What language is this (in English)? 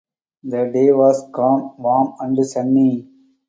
English